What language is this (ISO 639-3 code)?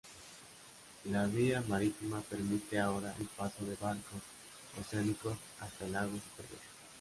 spa